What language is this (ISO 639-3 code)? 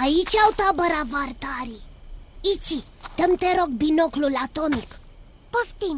ron